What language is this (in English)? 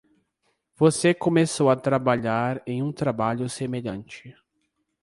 Portuguese